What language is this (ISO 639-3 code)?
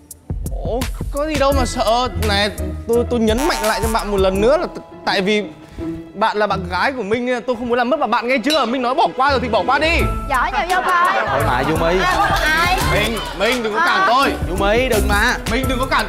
vie